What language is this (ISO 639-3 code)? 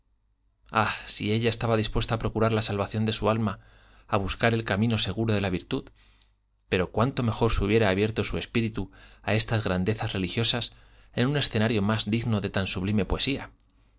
spa